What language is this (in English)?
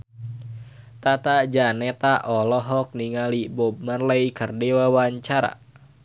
Sundanese